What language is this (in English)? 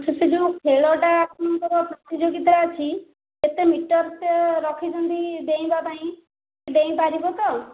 Odia